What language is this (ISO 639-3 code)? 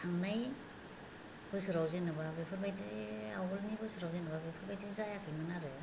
brx